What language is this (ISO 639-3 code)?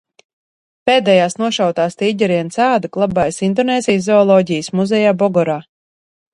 lav